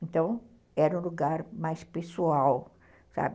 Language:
Portuguese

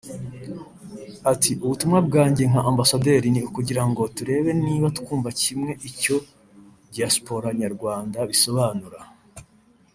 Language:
Kinyarwanda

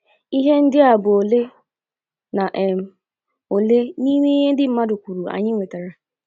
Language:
Igbo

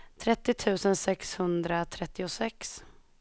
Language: Swedish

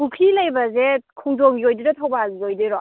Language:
Manipuri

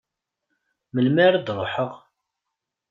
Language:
Kabyle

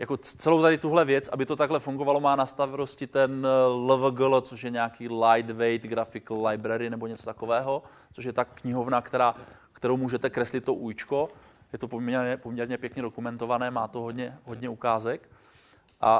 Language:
Czech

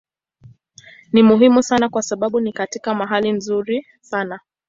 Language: Swahili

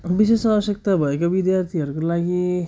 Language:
Nepali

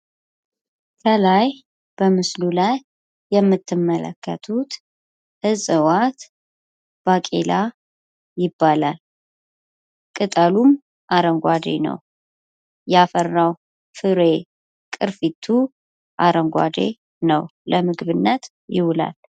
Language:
Amharic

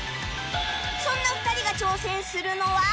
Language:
Japanese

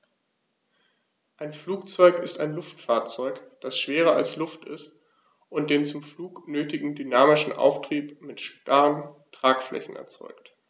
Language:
German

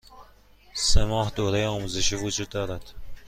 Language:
Persian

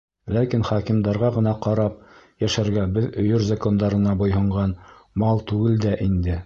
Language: Bashkir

